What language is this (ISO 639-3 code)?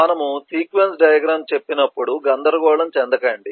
tel